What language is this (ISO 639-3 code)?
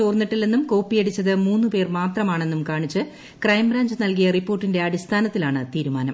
mal